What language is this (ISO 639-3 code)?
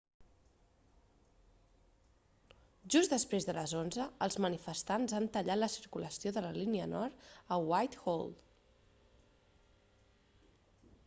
cat